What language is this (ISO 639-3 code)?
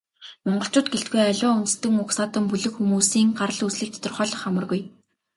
mon